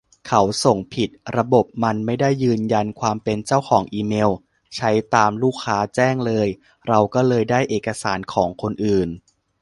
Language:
Thai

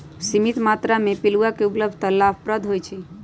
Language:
Magahi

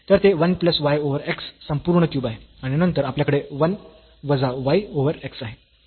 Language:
Marathi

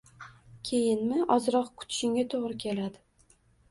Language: Uzbek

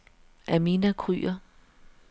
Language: Danish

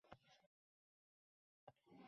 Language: Uzbek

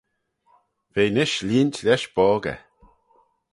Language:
Manx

